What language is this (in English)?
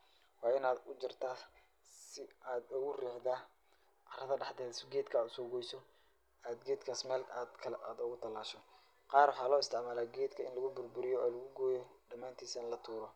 Somali